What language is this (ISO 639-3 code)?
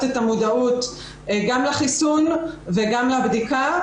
heb